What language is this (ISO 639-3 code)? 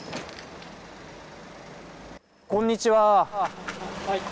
jpn